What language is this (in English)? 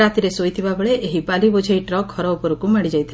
Odia